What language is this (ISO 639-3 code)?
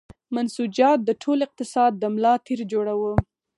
pus